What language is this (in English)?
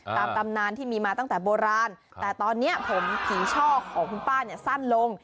Thai